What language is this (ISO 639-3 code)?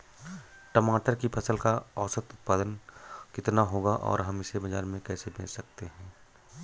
hin